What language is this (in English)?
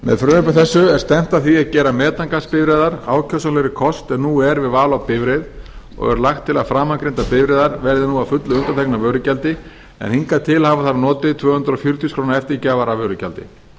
Icelandic